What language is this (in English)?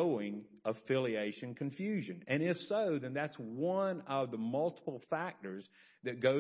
English